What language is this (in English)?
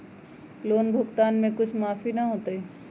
Magahi